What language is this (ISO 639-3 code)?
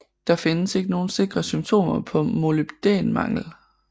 dan